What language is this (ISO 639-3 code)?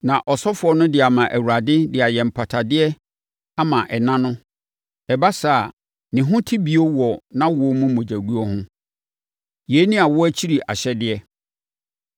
aka